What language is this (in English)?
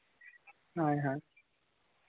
Santali